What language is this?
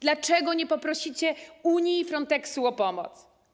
Polish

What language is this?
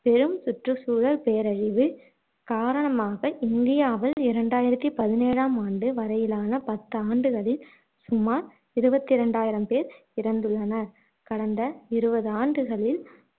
Tamil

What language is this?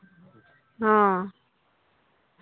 Santali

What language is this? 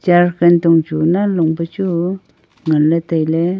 Wancho Naga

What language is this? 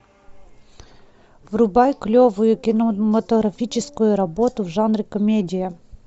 Russian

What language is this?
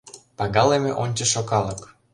Mari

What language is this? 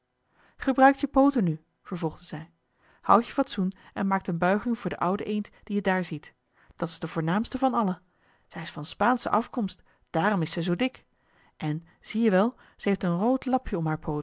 Dutch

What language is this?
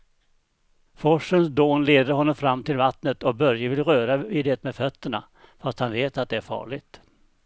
Swedish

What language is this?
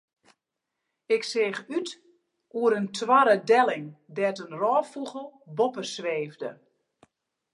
Western Frisian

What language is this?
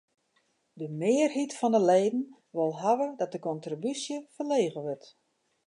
Western Frisian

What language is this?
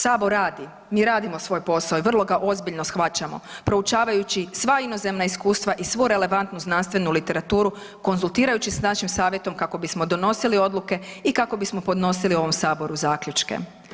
Croatian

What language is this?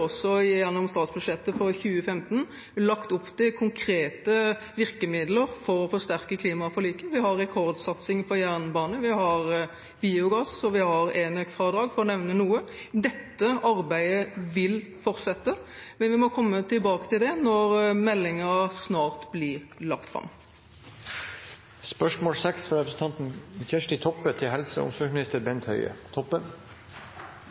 Norwegian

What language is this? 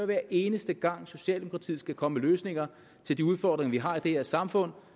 Danish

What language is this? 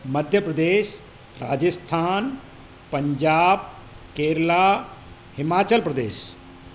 Sindhi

